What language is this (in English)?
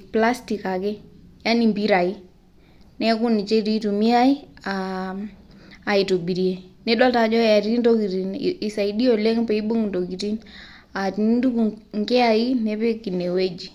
Masai